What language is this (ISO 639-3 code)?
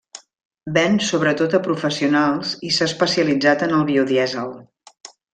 cat